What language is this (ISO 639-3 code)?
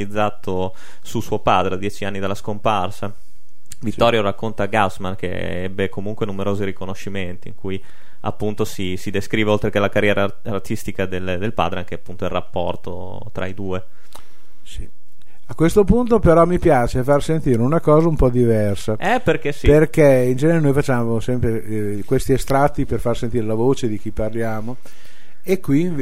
ita